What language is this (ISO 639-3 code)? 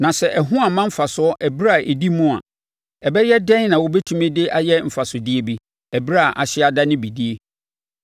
aka